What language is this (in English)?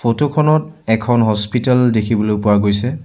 Assamese